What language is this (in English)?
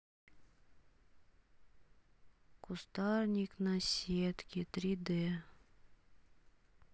Russian